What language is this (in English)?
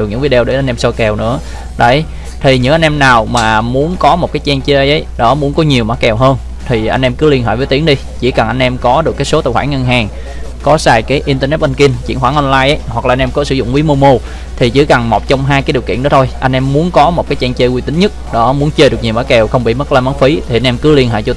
Vietnamese